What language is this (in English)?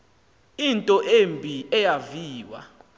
Xhosa